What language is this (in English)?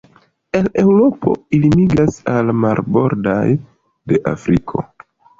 Esperanto